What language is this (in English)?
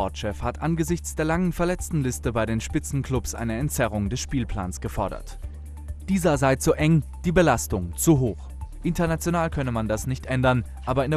German